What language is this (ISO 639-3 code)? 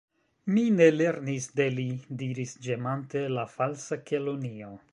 epo